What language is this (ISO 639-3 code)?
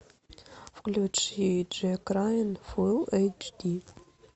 rus